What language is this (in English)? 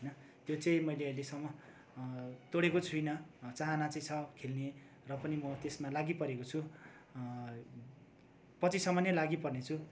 Nepali